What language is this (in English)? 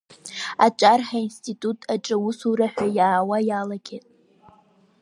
Abkhazian